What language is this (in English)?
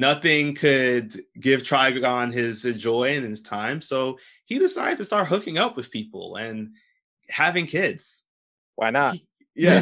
English